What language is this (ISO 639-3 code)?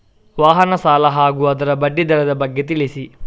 kan